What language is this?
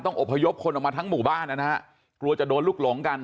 Thai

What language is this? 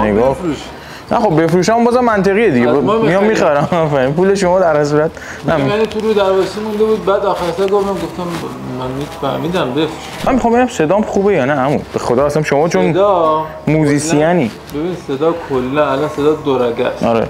Persian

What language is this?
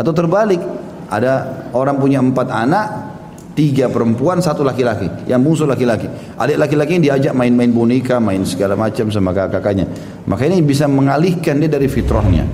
Indonesian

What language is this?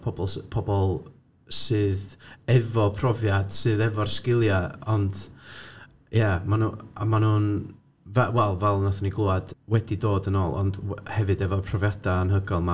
Welsh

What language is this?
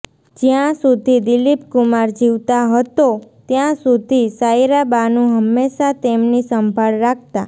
Gujarati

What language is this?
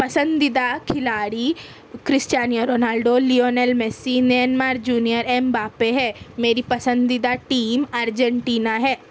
Urdu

